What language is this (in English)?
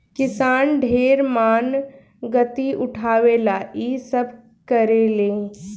Bhojpuri